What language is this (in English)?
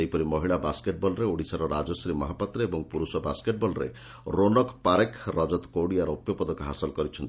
Odia